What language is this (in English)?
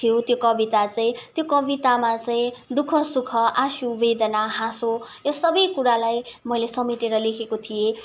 Nepali